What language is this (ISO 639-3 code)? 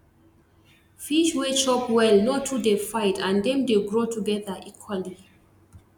pcm